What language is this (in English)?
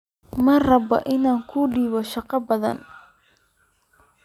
Somali